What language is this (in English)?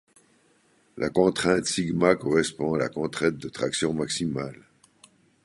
French